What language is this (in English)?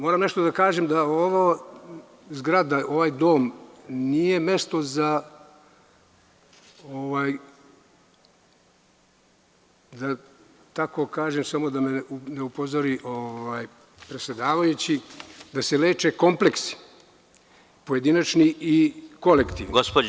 Serbian